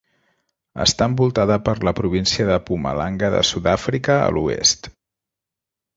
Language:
Catalan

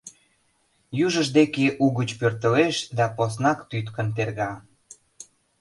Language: Mari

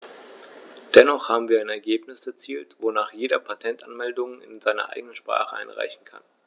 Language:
German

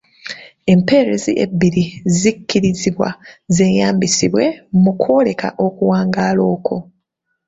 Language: Ganda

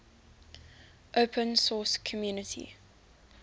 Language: English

